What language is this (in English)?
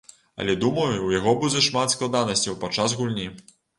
Belarusian